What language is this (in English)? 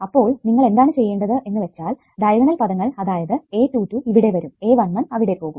Malayalam